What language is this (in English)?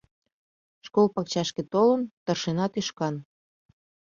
Mari